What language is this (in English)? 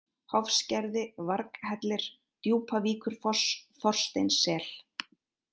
Icelandic